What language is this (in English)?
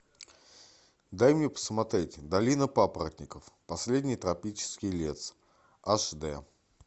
Russian